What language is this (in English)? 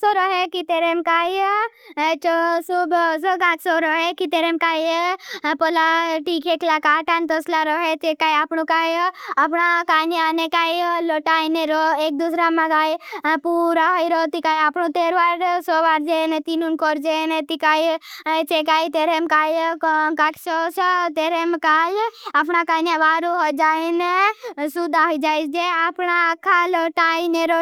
Bhili